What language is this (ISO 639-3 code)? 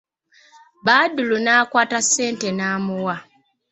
lug